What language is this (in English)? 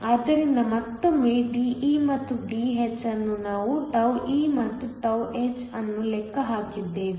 Kannada